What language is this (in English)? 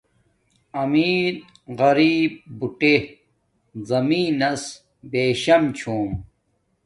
Domaaki